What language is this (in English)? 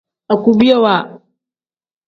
Tem